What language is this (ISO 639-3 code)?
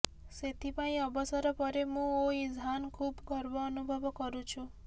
ori